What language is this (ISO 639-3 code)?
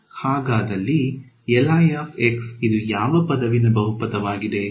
kan